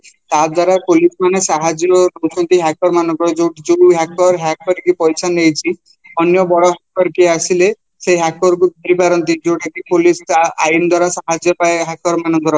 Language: Odia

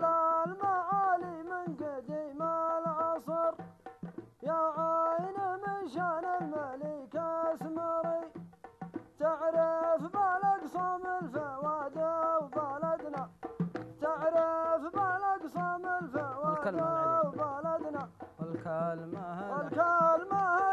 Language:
Arabic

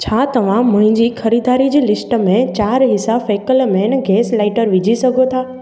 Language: Sindhi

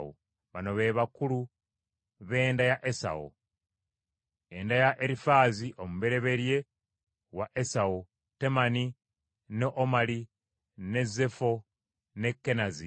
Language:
Ganda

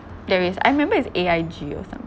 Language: English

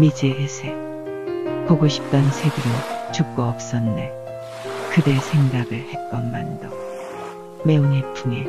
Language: Korean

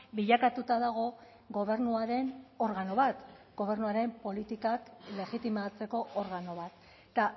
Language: Basque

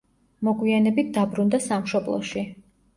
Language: Georgian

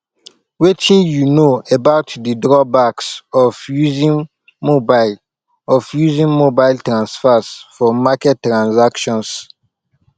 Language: Nigerian Pidgin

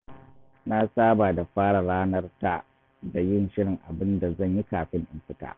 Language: Hausa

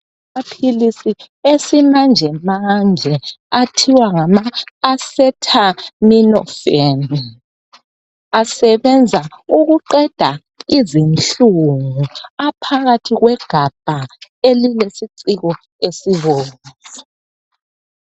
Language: North Ndebele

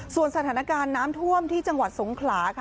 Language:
Thai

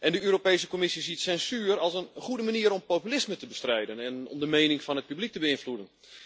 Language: Dutch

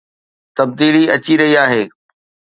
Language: Sindhi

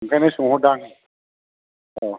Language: Bodo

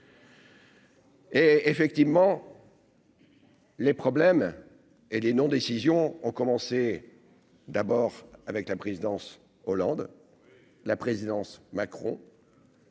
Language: French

